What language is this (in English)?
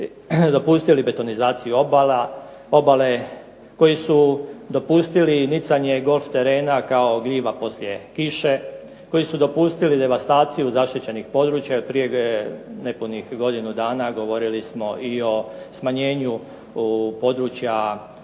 Croatian